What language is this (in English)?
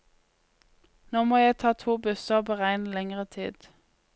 Norwegian